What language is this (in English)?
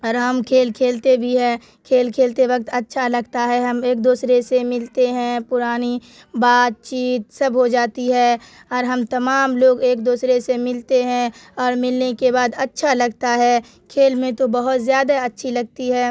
Urdu